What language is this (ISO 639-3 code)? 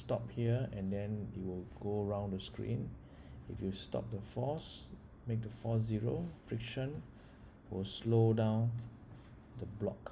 eng